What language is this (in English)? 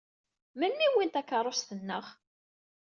Kabyle